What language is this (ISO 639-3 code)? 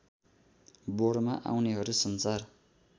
nep